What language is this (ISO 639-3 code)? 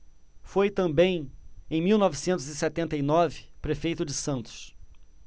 por